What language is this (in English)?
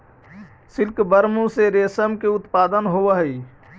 Magahi